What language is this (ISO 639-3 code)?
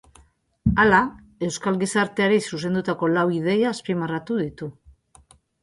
eus